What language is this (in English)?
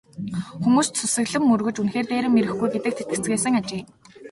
Mongolian